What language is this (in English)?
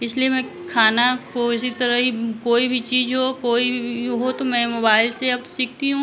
Hindi